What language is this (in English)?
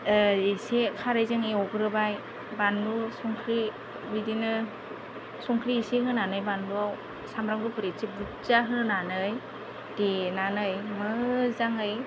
Bodo